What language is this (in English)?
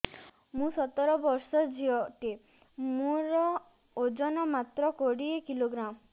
Odia